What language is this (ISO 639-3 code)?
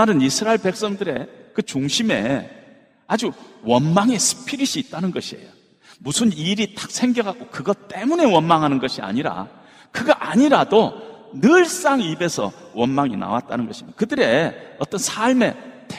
kor